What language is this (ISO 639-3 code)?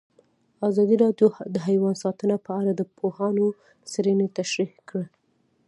pus